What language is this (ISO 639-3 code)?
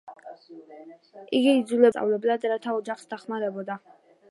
kat